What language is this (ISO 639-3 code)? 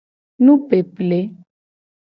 gej